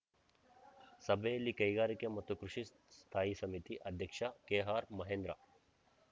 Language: Kannada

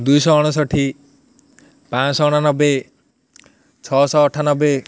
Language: Odia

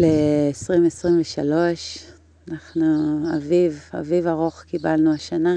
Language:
Hebrew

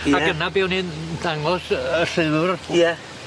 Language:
Welsh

